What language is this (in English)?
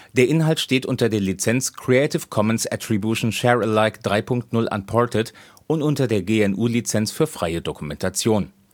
German